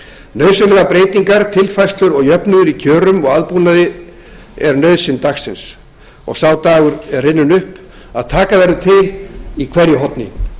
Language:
Icelandic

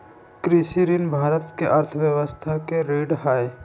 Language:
Magahi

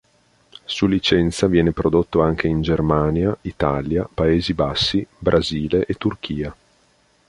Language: Italian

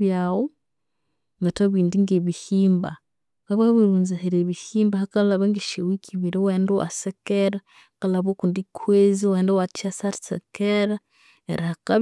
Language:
Konzo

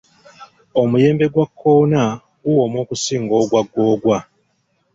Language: Ganda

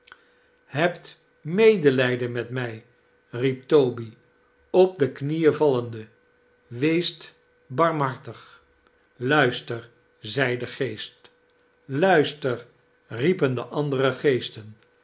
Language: Dutch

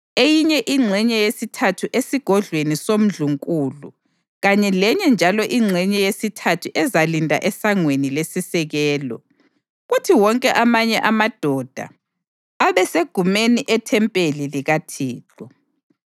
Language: North Ndebele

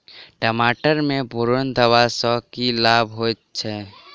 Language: Maithili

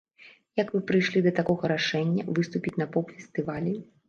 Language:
Belarusian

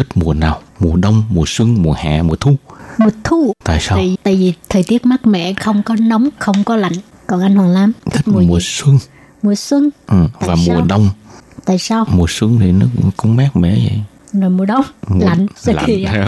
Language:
Vietnamese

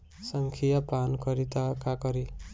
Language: Bhojpuri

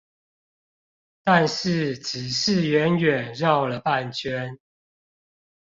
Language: Chinese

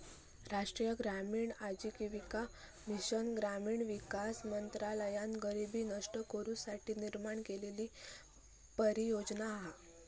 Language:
Marathi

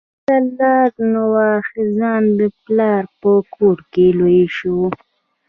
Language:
Pashto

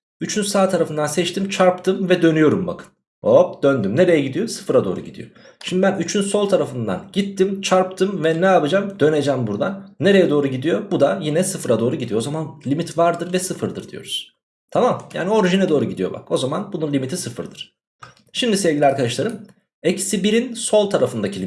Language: Turkish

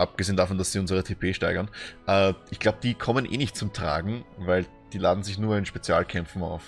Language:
German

